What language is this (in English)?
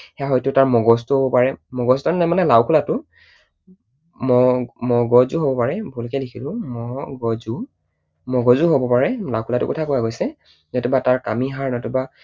Assamese